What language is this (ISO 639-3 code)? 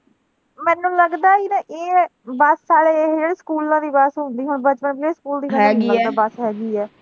pan